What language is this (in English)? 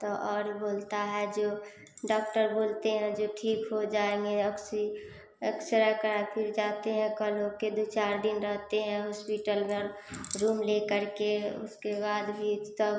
Hindi